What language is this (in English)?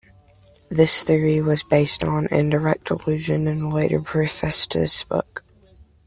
English